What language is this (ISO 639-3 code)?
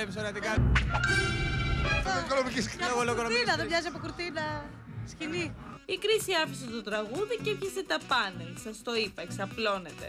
ell